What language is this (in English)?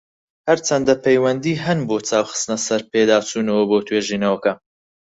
Central Kurdish